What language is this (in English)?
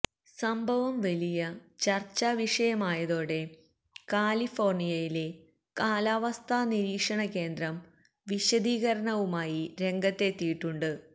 Malayalam